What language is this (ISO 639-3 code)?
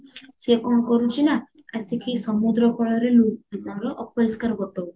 ori